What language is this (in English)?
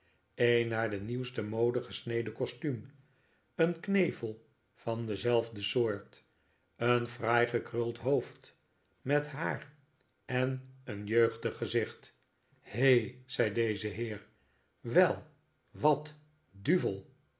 Dutch